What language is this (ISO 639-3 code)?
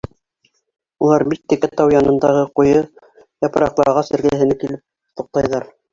bak